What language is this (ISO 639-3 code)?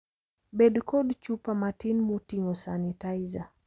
luo